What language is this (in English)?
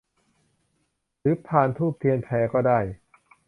Thai